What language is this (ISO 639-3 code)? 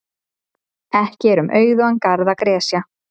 isl